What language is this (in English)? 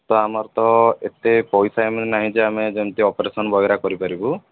Odia